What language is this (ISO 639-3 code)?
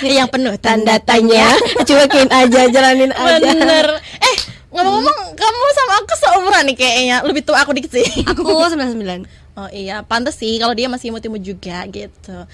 ind